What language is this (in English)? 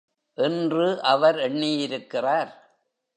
Tamil